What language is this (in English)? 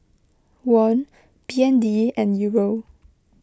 English